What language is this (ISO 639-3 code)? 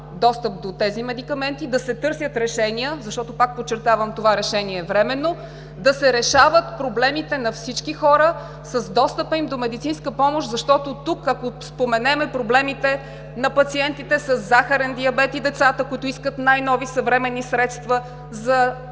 bul